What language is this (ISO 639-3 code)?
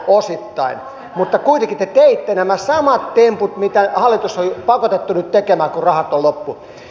fin